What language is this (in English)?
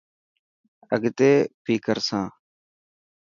Dhatki